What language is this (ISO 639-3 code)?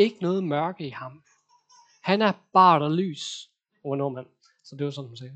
dan